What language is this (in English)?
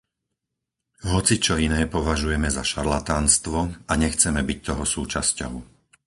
Slovak